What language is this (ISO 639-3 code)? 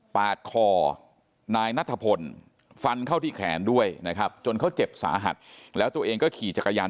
tha